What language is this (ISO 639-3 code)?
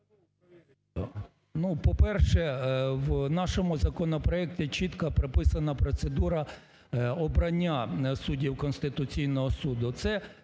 ukr